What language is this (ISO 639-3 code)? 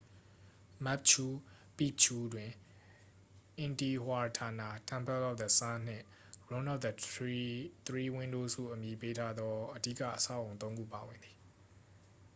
mya